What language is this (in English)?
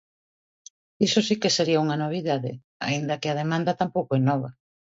Galician